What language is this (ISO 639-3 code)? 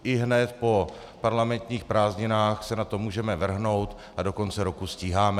ces